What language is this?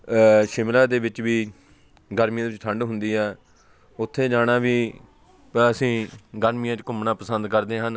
Punjabi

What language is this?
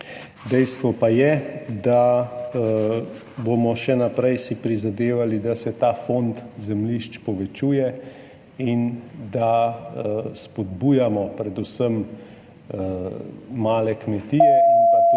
Slovenian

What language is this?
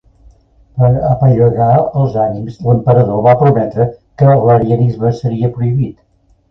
Catalan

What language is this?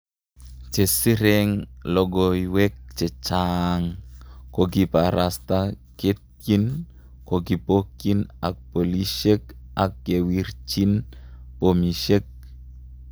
Kalenjin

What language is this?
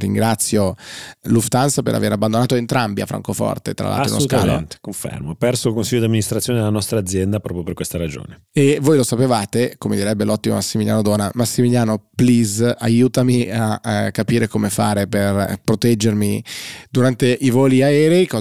Italian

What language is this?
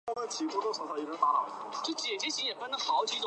Chinese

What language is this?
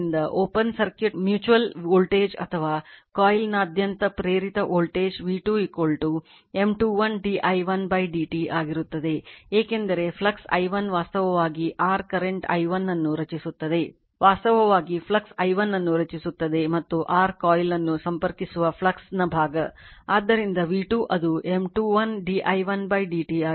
Kannada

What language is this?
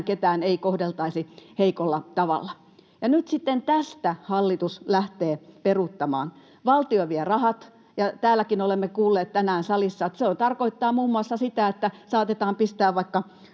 Finnish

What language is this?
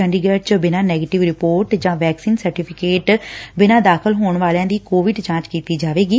Punjabi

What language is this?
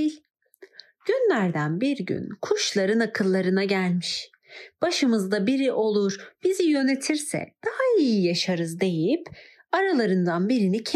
Turkish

